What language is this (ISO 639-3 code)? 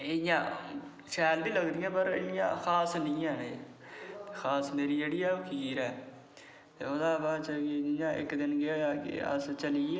doi